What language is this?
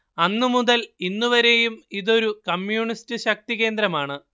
Malayalam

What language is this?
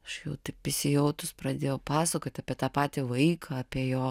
Lithuanian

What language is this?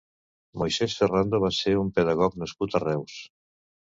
Catalan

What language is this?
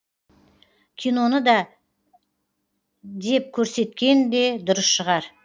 Kazakh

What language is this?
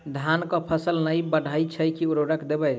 Maithili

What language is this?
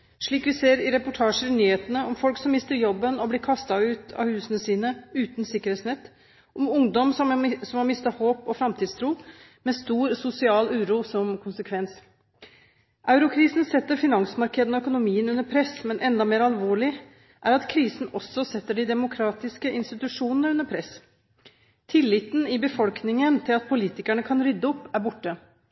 Norwegian Bokmål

